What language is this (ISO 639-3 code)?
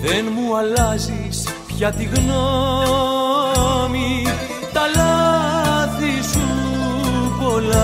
ell